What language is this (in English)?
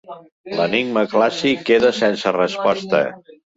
Catalan